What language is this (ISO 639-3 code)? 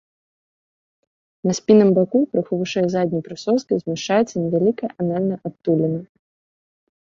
bel